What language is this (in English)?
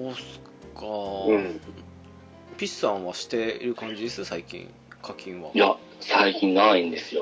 Japanese